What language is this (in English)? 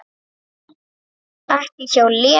Icelandic